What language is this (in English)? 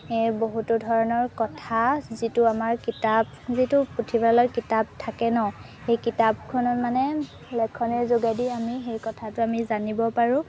Assamese